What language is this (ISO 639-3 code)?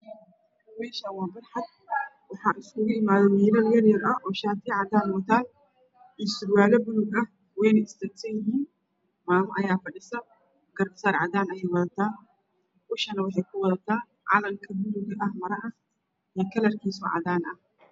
som